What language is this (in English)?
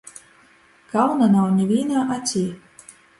Latgalian